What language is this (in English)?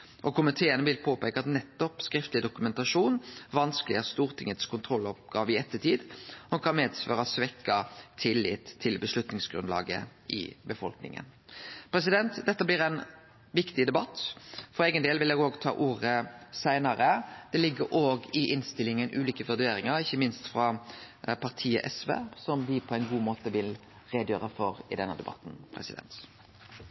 Norwegian Nynorsk